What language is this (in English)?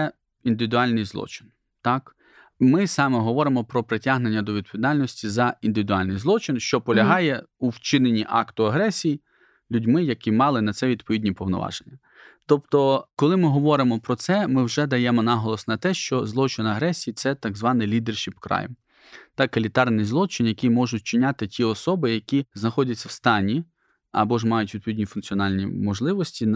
Ukrainian